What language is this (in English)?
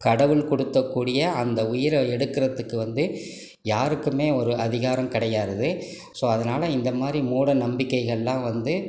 Tamil